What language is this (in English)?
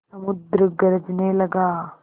Hindi